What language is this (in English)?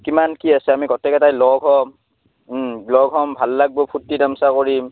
Assamese